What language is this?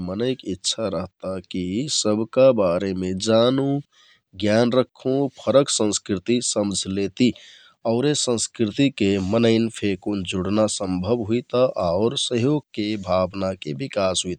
Kathoriya Tharu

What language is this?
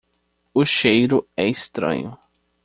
Portuguese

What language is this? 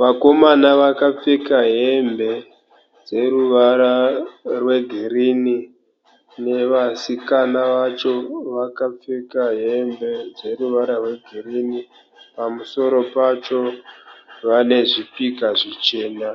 Shona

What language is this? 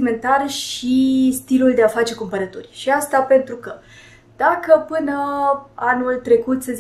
Romanian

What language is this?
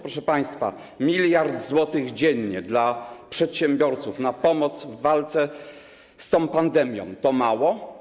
Polish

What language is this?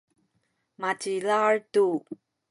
Sakizaya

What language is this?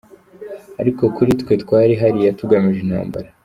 Kinyarwanda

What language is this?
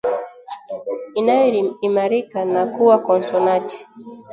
Swahili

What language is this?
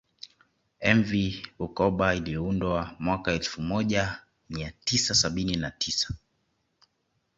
Swahili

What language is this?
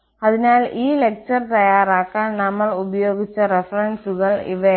Malayalam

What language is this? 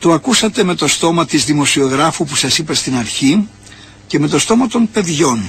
Greek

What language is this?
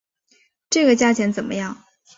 Chinese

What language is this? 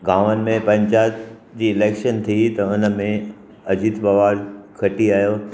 Sindhi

